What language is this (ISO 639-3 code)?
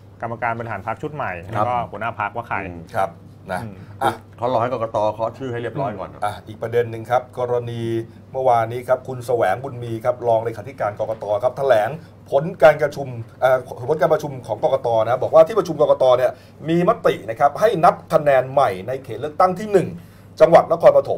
tha